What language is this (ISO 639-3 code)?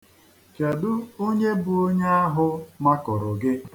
ibo